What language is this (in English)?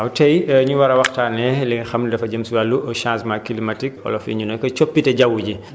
Wolof